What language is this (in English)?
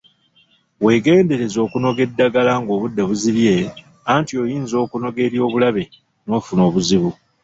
Ganda